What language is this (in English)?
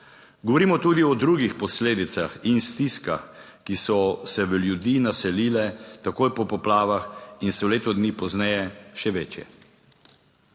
Slovenian